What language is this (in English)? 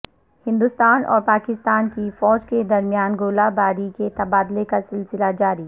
Urdu